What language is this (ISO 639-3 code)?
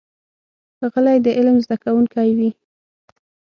pus